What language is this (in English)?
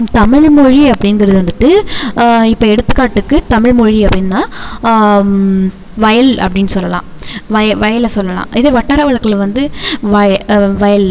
Tamil